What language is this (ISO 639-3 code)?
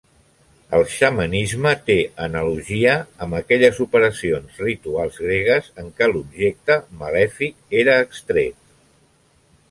cat